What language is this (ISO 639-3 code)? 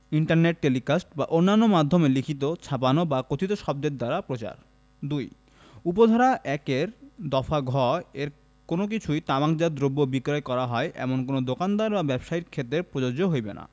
ben